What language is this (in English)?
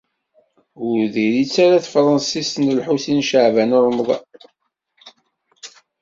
Kabyle